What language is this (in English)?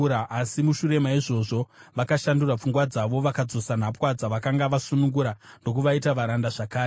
Shona